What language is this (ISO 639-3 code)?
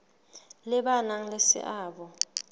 sot